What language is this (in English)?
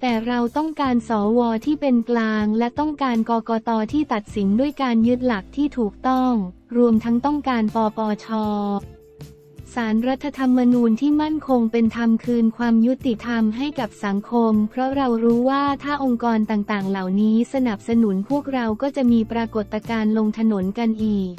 Thai